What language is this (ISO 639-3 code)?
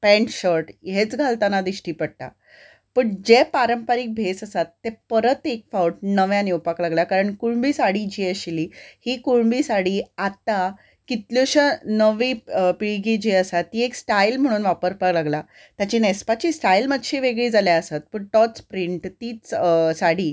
kok